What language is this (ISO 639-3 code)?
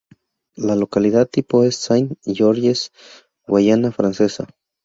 spa